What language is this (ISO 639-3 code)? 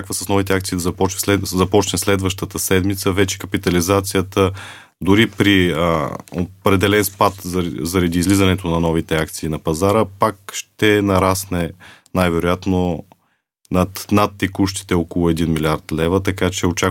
bul